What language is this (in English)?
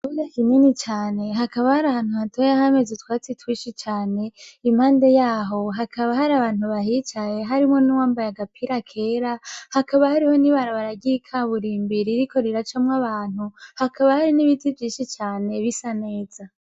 Rundi